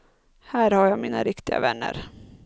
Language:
Swedish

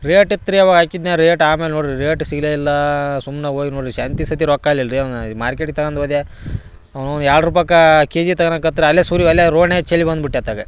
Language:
Kannada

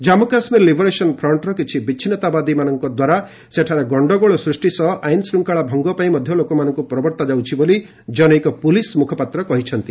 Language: Odia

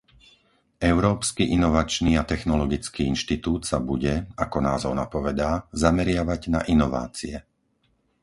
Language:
Slovak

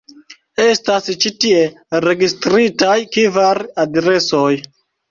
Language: Esperanto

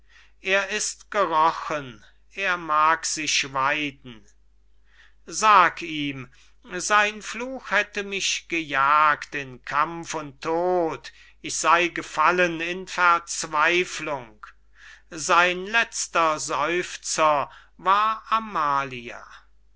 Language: German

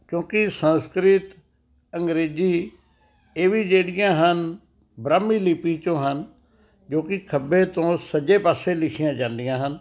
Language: Punjabi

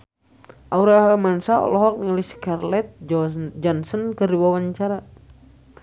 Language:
Sundanese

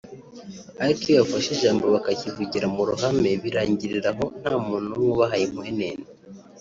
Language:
Kinyarwanda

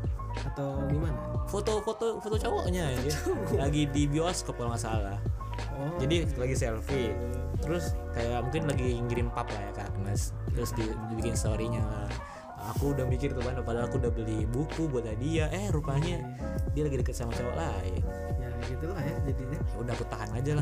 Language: Indonesian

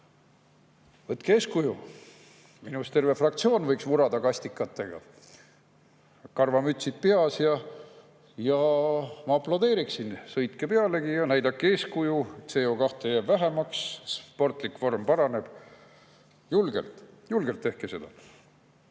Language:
Estonian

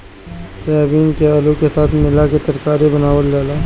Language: Bhojpuri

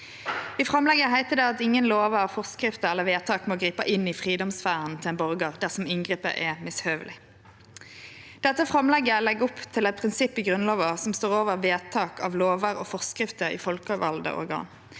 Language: Norwegian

